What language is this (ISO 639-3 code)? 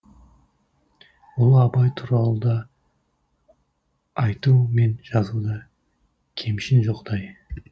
kaz